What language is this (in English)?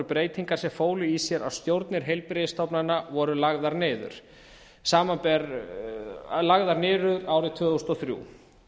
Icelandic